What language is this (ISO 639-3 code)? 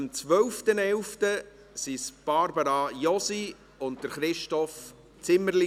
gsw